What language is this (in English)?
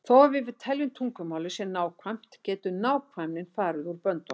Icelandic